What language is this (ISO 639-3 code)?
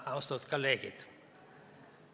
est